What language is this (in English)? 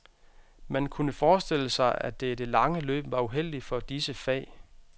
Danish